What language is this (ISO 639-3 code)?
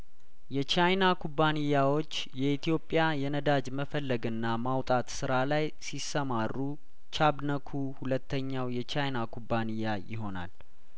amh